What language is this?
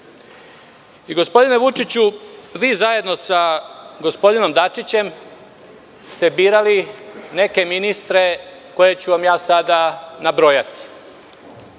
Serbian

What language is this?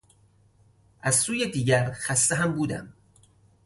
Persian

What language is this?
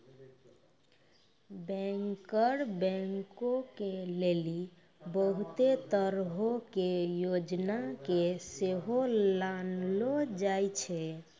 Maithili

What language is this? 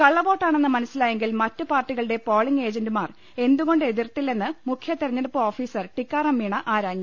Malayalam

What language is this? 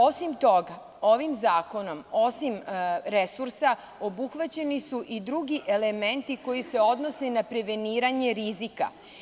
Serbian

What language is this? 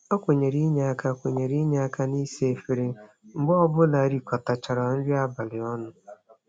Igbo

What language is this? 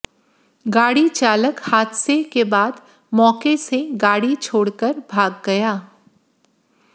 Hindi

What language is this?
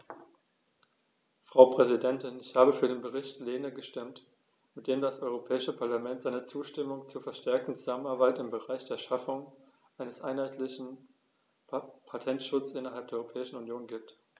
German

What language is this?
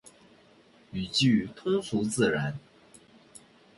Chinese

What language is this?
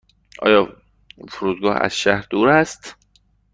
Persian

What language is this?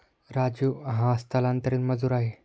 Marathi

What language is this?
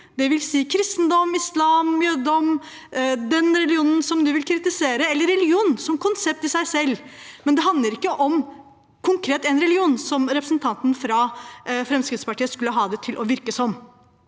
Norwegian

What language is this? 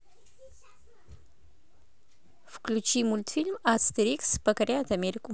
Russian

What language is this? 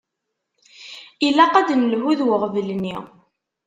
Kabyle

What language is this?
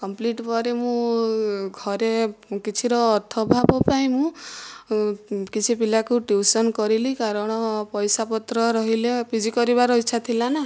Odia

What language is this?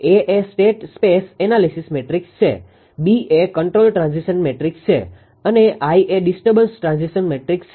Gujarati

